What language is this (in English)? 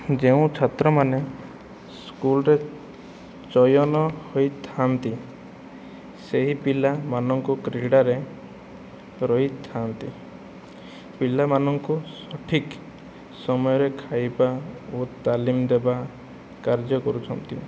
Odia